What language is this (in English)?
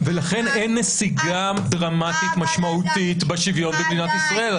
Hebrew